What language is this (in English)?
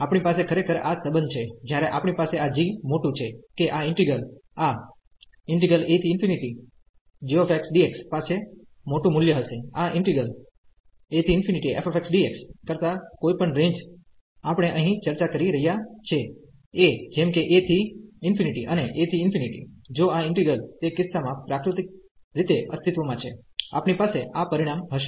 Gujarati